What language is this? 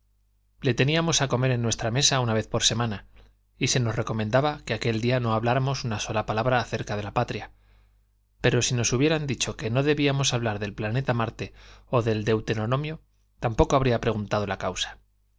Spanish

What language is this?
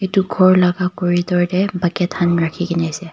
Naga Pidgin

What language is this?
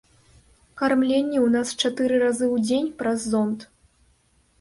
Belarusian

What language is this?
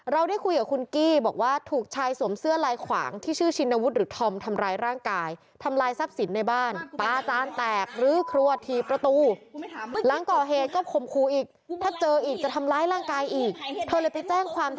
Thai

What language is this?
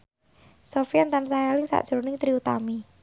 Javanese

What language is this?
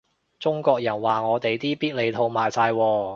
Cantonese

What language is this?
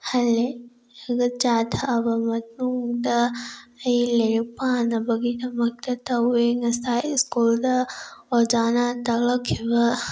Manipuri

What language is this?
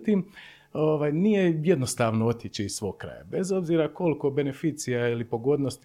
Croatian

